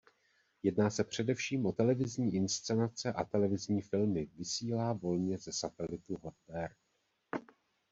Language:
Czech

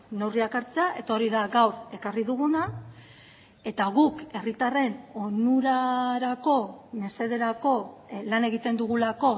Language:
Basque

